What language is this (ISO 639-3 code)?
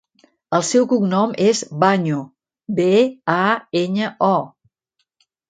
cat